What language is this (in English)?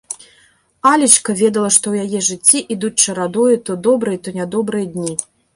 Belarusian